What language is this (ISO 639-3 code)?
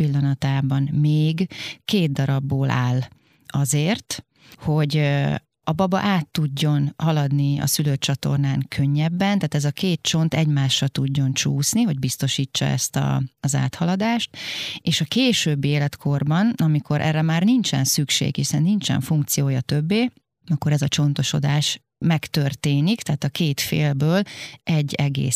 hun